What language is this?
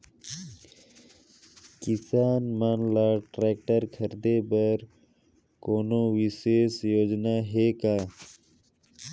Chhattisgarhi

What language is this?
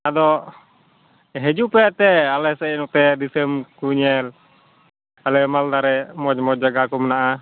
Santali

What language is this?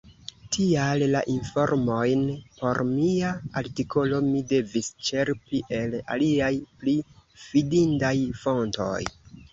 Esperanto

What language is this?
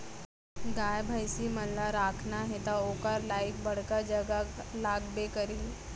Chhattisgarhi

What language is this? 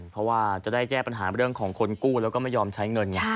Thai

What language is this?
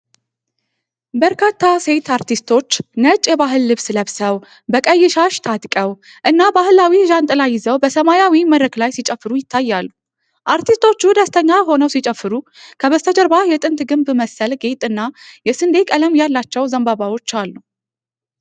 Amharic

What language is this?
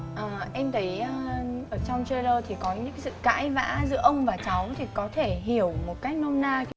Vietnamese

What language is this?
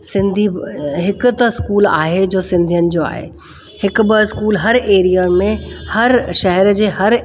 Sindhi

